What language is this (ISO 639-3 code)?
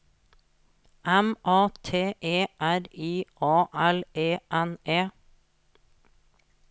nor